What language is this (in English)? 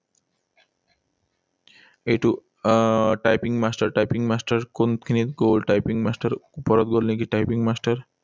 Assamese